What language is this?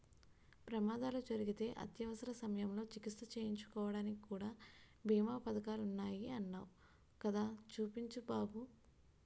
Telugu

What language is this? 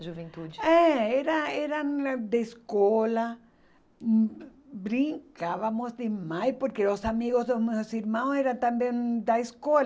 Portuguese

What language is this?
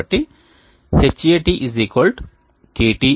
Telugu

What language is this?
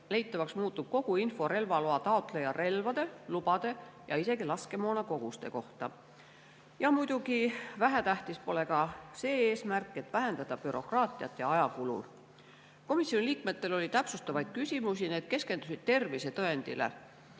Estonian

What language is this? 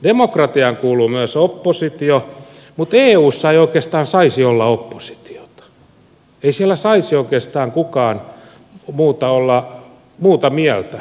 Finnish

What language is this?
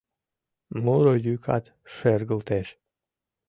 Mari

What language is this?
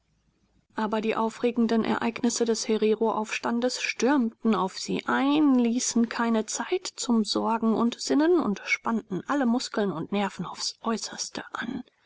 German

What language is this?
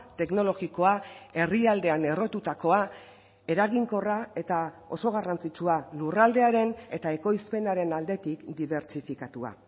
Basque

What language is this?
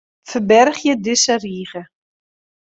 Western Frisian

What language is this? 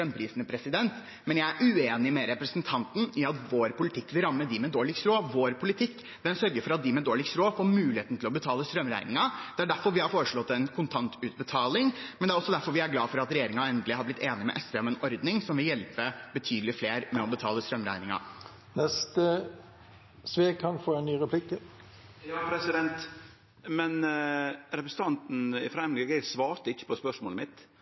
Norwegian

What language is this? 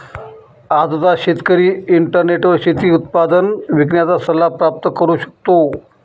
Marathi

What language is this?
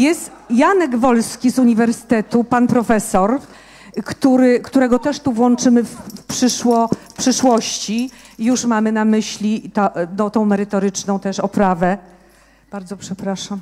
Polish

